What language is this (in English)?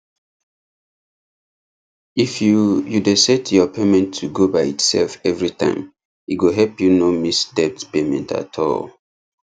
Nigerian Pidgin